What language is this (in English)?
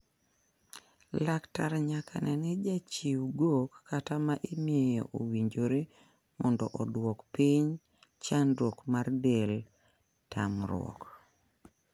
Luo (Kenya and Tanzania)